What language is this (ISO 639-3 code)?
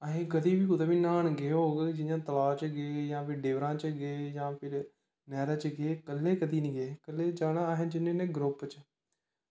doi